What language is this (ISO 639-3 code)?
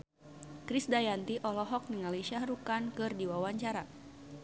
sun